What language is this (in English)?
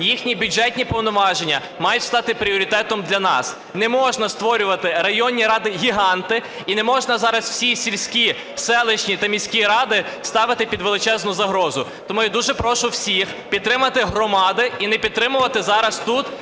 Ukrainian